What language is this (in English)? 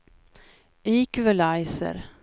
Swedish